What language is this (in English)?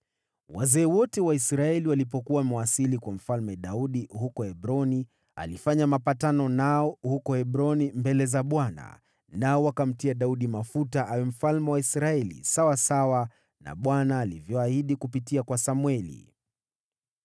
Swahili